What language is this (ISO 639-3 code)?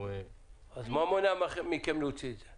heb